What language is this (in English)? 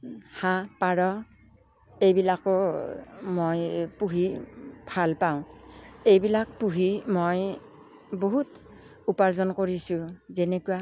Assamese